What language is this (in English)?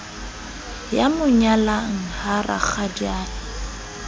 Southern Sotho